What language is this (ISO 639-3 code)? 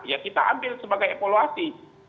ind